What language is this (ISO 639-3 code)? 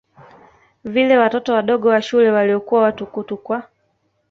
swa